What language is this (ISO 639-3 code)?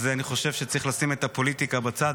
heb